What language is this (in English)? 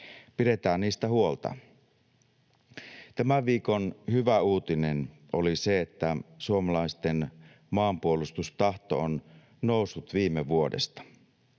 Finnish